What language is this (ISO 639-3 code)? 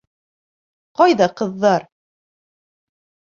bak